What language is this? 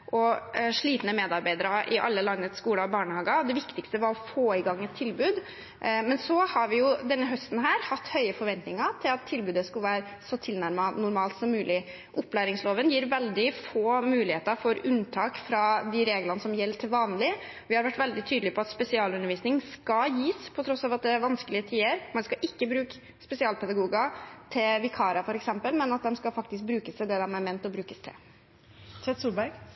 Norwegian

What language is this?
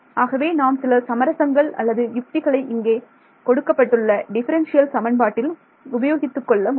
Tamil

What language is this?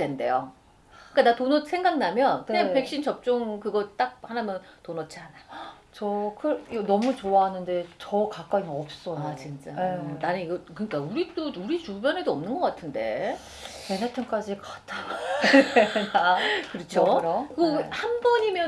Korean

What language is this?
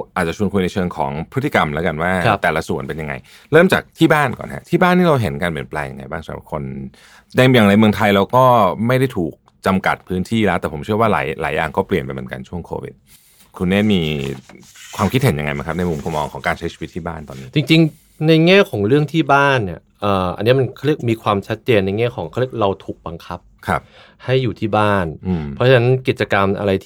Thai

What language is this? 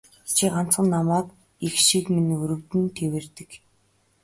Mongolian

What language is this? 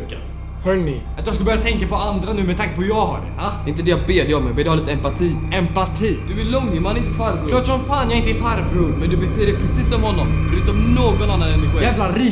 Swedish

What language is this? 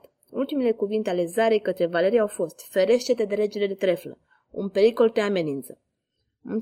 Romanian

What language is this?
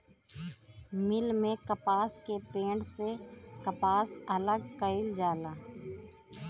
Bhojpuri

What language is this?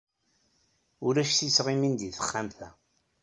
Kabyle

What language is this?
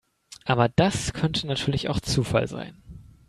German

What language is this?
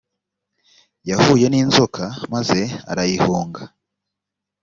Kinyarwanda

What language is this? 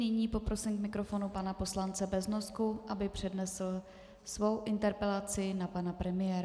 Czech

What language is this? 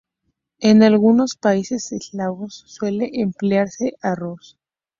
Spanish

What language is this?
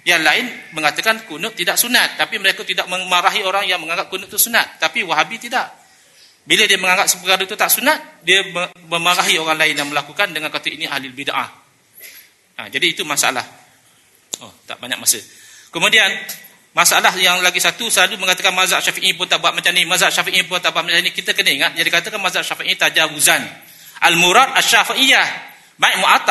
Malay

